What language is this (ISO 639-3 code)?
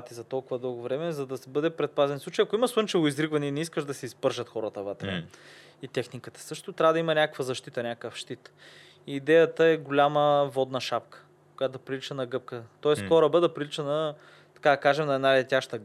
bul